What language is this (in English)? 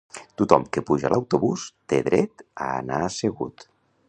Catalan